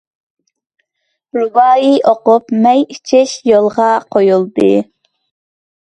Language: Uyghur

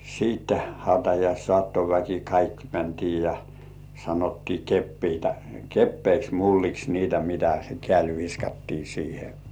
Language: Finnish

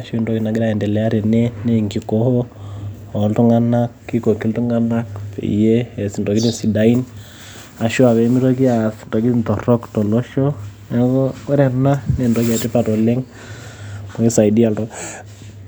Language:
Masai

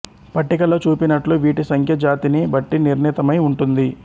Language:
Telugu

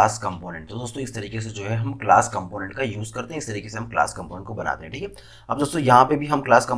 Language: Hindi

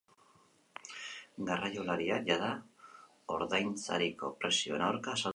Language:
Basque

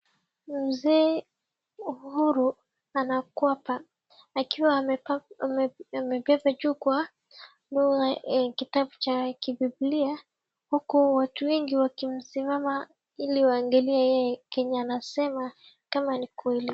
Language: Swahili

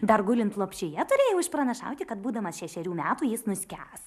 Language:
Lithuanian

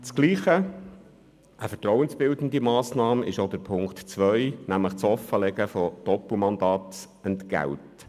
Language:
Swiss German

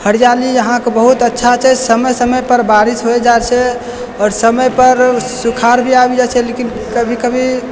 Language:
Maithili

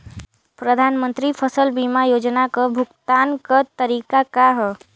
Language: Bhojpuri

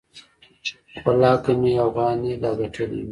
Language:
Pashto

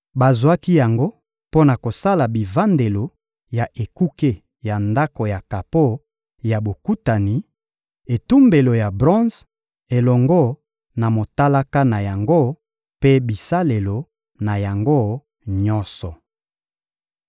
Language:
Lingala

